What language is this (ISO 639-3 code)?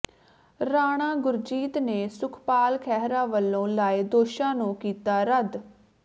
pan